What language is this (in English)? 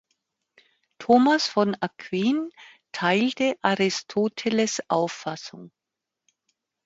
German